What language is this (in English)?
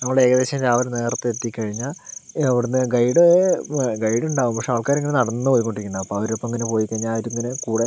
Malayalam